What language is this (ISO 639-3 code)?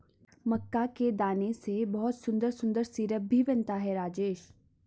hin